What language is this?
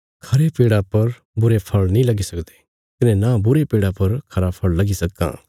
Bilaspuri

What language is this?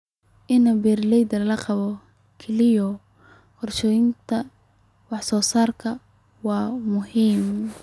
Somali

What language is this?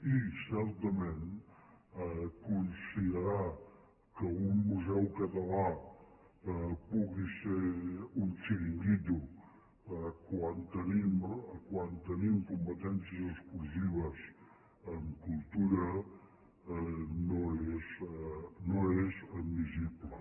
Catalan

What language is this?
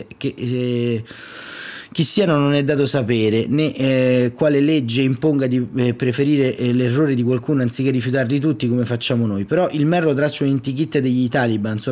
Italian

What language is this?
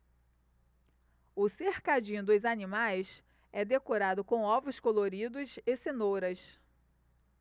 Portuguese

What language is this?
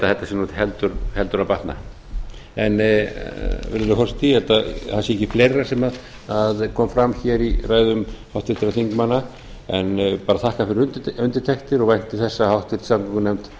Icelandic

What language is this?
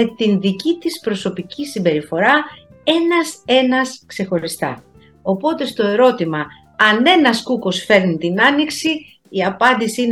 Greek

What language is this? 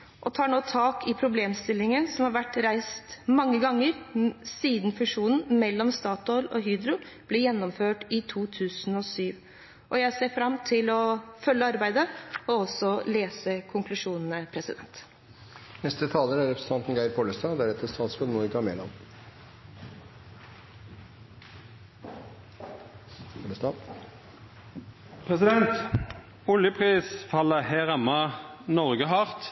Norwegian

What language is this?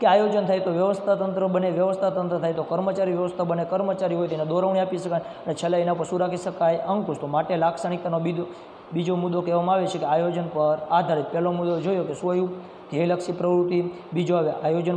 Romanian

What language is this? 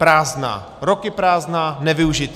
Czech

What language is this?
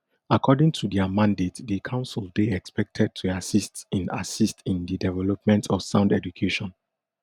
Nigerian Pidgin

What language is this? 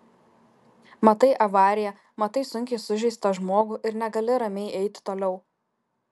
Lithuanian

